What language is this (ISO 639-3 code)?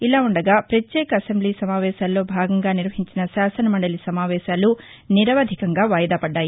tel